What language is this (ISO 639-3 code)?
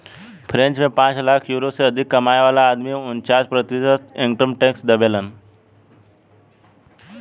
bho